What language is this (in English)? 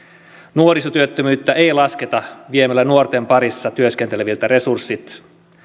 Finnish